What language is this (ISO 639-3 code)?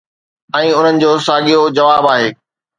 snd